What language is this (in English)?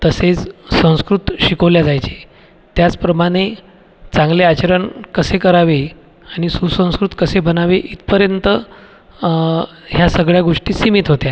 Marathi